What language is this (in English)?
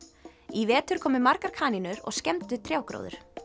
Icelandic